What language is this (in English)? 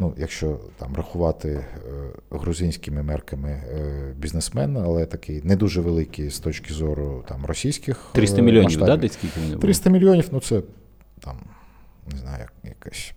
Ukrainian